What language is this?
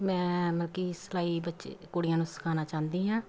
Punjabi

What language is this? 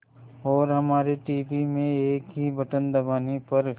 Hindi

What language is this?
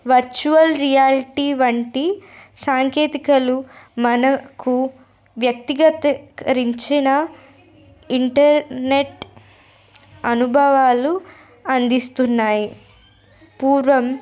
Telugu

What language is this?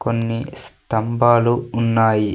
Telugu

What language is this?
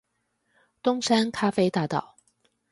Chinese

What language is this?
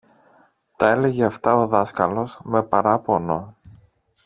Greek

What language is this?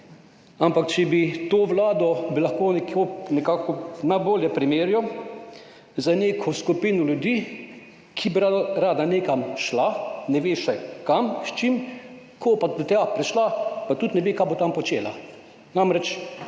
Slovenian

